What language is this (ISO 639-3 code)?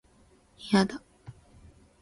jpn